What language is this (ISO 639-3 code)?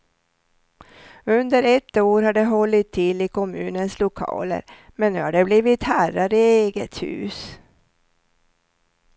swe